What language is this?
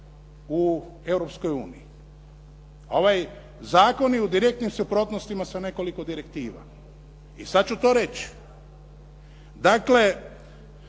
Croatian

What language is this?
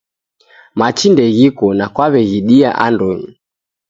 Taita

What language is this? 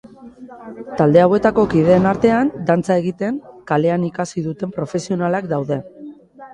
Basque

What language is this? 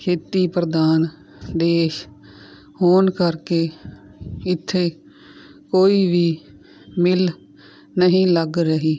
Punjabi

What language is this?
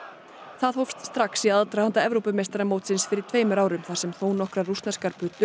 Icelandic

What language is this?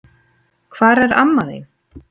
Icelandic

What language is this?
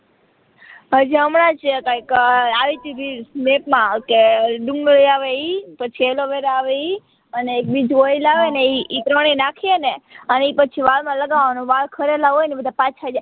Gujarati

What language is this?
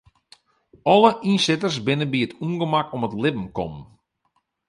Western Frisian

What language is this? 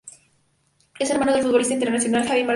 Spanish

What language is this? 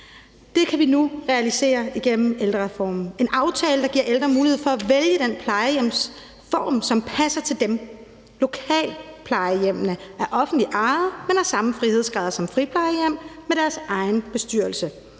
Danish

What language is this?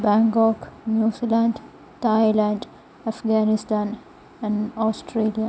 Malayalam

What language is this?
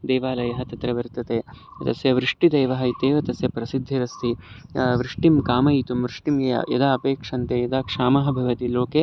Sanskrit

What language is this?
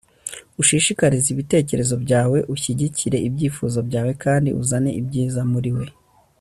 Kinyarwanda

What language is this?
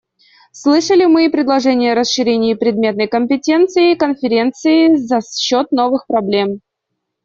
Russian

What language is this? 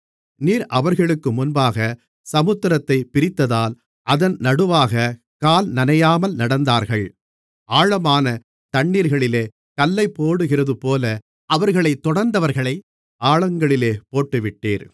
Tamil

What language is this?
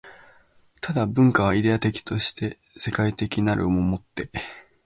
Japanese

